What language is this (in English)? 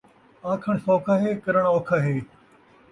Saraiki